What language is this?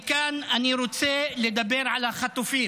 Hebrew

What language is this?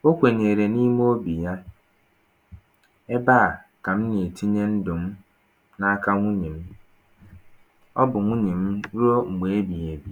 Igbo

